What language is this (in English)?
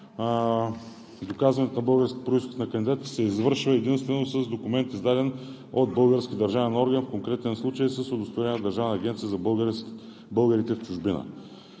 Bulgarian